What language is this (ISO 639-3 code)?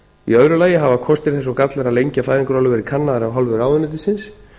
isl